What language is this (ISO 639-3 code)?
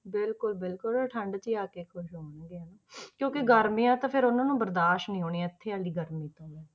pan